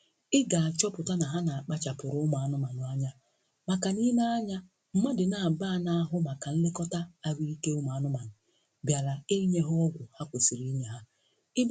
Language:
Igbo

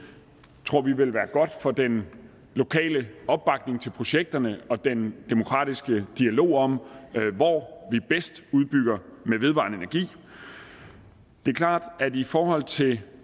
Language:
Danish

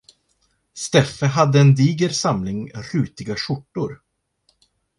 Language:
Swedish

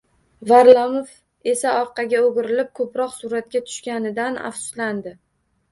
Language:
Uzbek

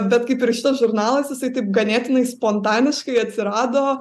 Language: Lithuanian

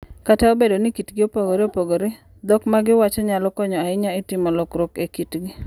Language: Luo (Kenya and Tanzania)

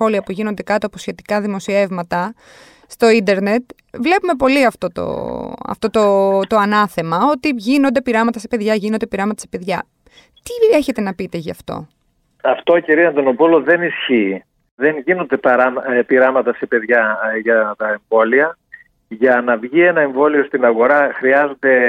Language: Greek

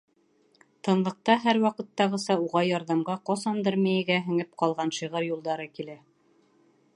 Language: Bashkir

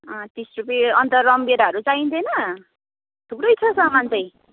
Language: Nepali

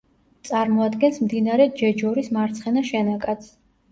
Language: Georgian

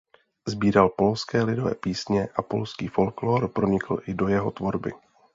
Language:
Czech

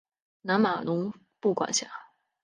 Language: Chinese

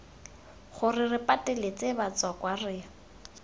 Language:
Tswana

